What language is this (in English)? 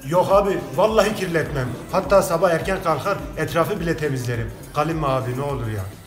Turkish